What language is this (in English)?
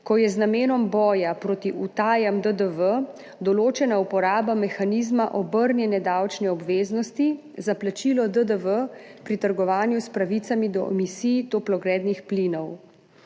Slovenian